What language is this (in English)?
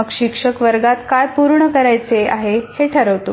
Marathi